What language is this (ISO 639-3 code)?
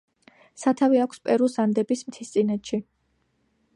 kat